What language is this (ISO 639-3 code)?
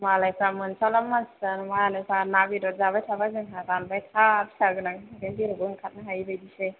brx